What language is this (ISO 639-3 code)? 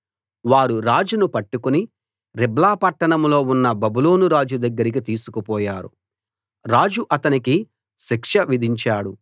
tel